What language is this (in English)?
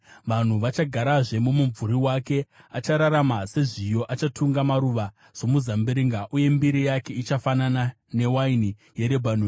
Shona